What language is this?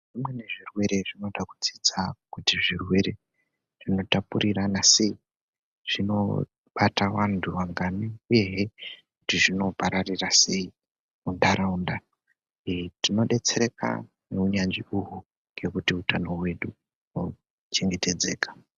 Ndau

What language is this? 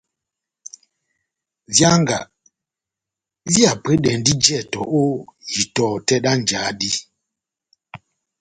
Batanga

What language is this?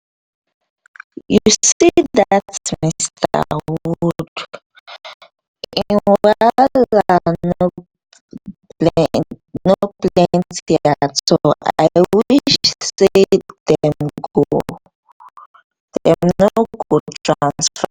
Nigerian Pidgin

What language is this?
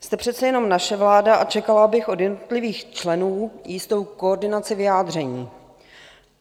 Czech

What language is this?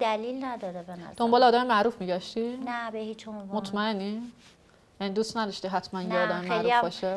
Persian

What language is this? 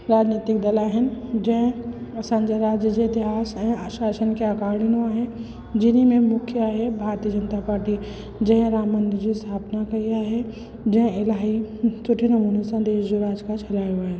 Sindhi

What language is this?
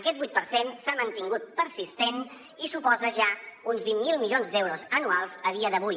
Catalan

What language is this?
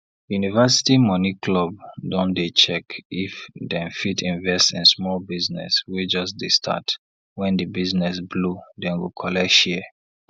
Nigerian Pidgin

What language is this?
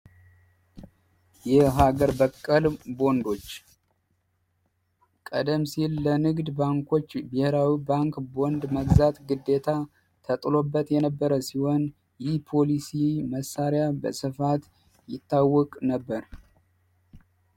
Amharic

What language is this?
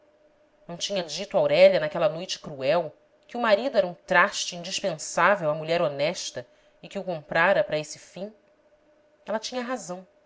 Portuguese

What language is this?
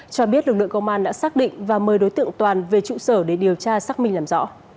Vietnamese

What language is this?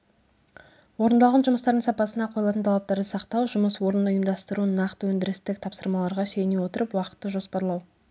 Kazakh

